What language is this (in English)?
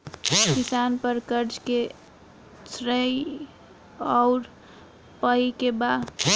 Bhojpuri